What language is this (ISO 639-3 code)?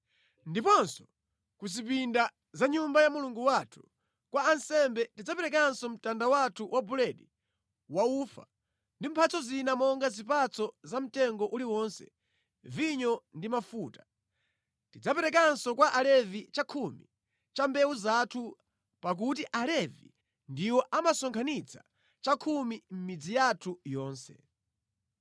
nya